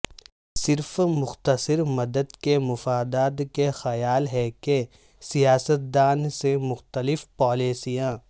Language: Urdu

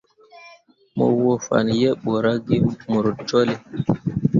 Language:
Mundang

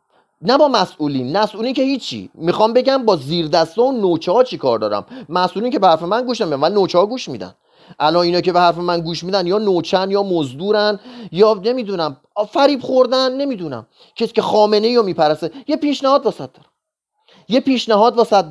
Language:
Persian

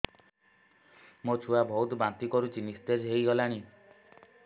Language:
Odia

